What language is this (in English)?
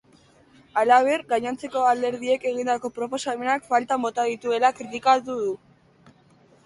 Basque